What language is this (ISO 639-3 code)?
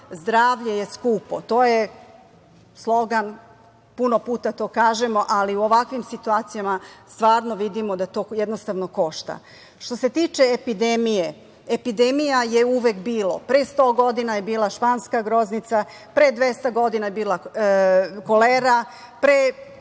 srp